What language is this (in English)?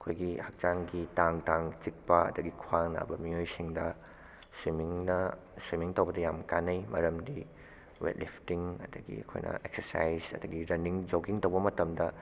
Manipuri